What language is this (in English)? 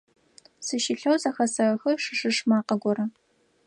Adyghe